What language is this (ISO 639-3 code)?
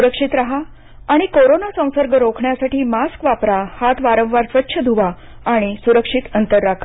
mar